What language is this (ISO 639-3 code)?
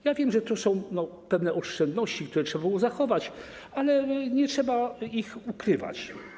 pol